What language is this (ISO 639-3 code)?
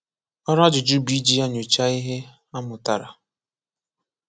ibo